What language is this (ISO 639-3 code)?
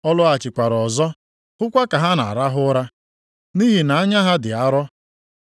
ibo